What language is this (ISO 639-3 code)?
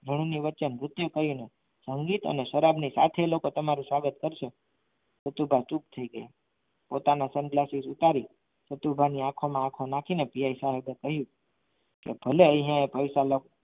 guj